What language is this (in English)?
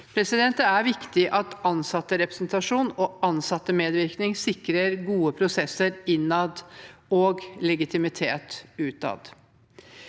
Norwegian